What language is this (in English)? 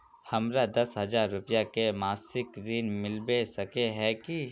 Magahi